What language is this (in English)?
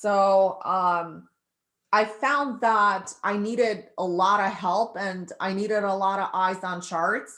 English